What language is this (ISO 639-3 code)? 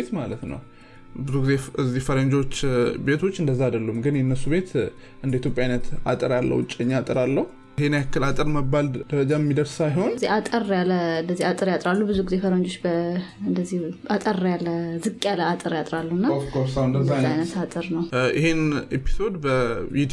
amh